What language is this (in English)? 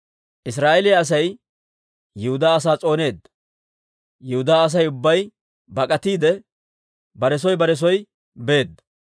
Dawro